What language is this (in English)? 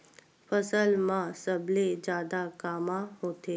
Chhattisgarhi